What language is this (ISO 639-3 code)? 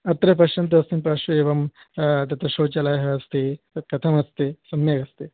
san